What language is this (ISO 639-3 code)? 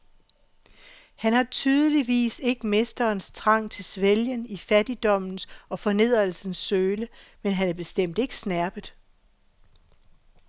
dan